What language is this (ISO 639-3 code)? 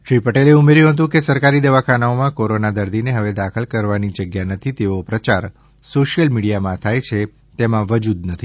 guj